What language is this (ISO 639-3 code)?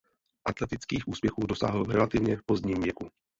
ces